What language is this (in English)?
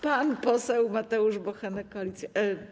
Polish